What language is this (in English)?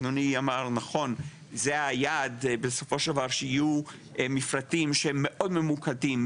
Hebrew